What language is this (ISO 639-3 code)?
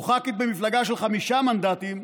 heb